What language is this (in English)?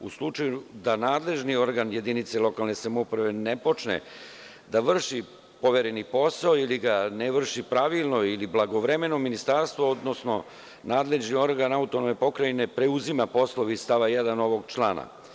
Serbian